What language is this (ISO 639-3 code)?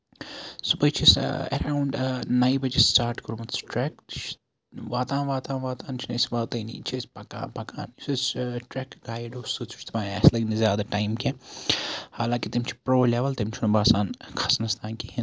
kas